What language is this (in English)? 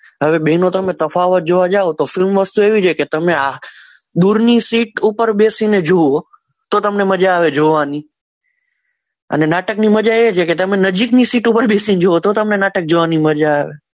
Gujarati